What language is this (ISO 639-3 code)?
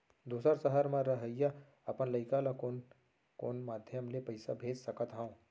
hne